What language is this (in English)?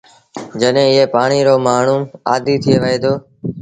Sindhi Bhil